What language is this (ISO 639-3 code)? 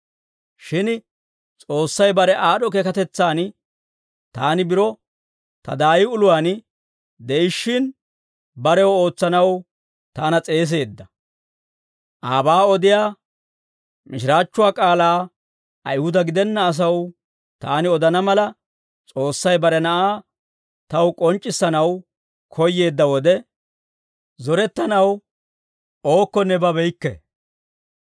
dwr